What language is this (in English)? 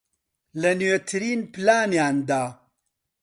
Central Kurdish